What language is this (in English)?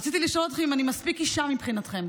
Hebrew